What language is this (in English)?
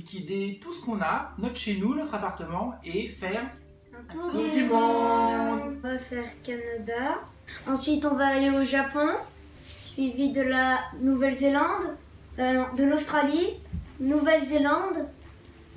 French